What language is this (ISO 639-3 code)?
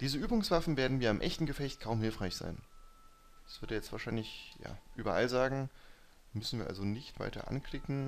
deu